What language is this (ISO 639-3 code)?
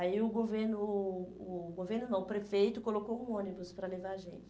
por